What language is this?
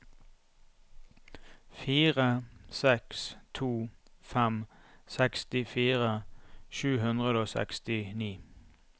Norwegian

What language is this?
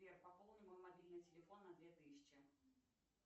Russian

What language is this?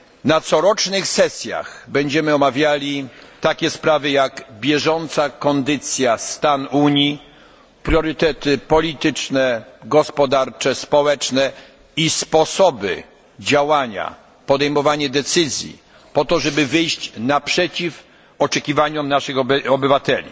Polish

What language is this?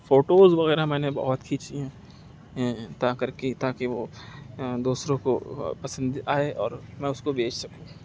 Urdu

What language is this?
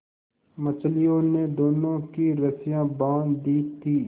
Hindi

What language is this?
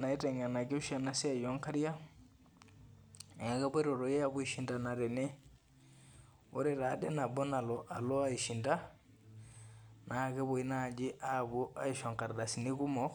Masai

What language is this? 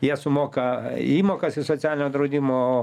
Lithuanian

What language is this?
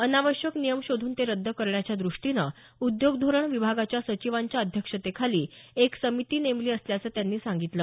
Marathi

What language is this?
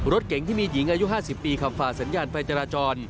Thai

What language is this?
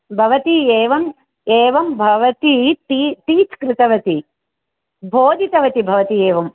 Sanskrit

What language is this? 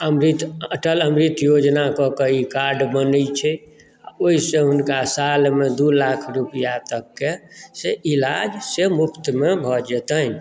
Maithili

